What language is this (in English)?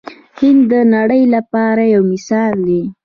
Pashto